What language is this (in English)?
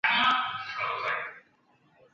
Chinese